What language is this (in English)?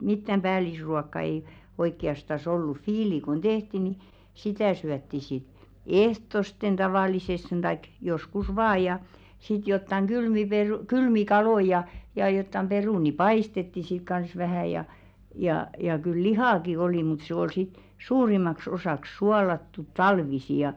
Finnish